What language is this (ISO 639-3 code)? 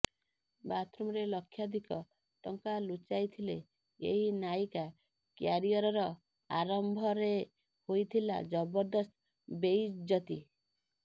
ori